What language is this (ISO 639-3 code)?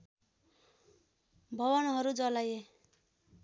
nep